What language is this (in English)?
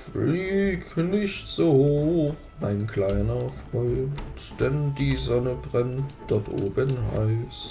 German